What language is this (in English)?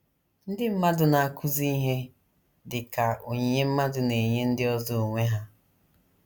Igbo